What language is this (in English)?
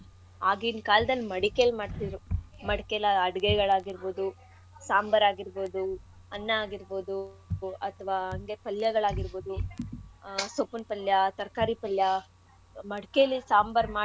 Kannada